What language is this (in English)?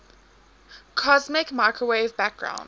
English